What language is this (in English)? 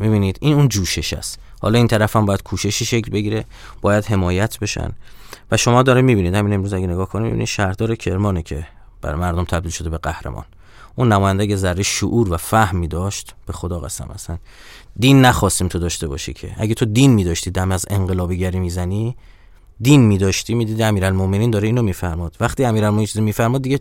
Persian